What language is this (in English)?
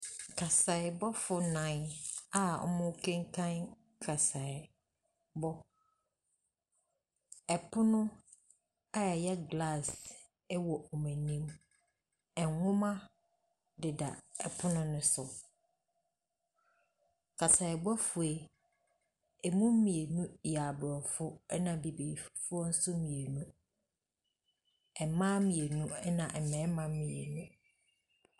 Akan